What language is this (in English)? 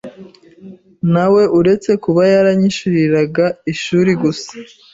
Kinyarwanda